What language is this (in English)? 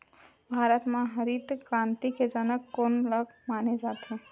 Chhattisgarhi